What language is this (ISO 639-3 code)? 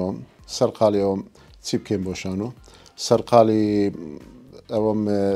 ara